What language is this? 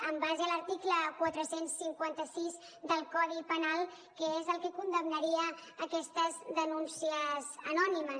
Catalan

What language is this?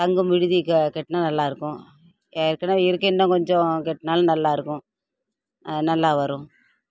Tamil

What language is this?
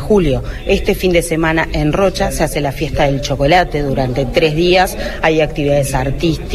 Portuguese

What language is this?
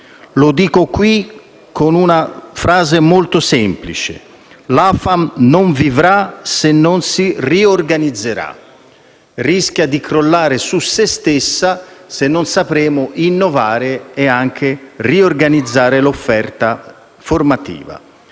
Italian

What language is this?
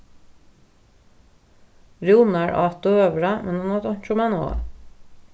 Faroese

